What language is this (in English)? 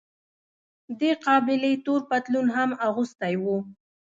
Pashto